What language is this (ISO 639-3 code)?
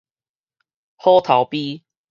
nan